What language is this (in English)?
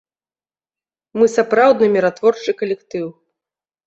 Belarusian